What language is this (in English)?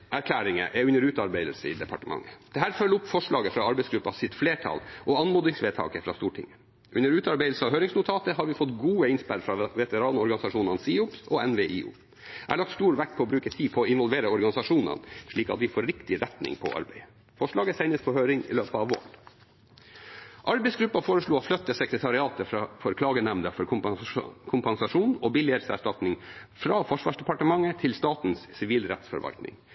Norwegian Bokmål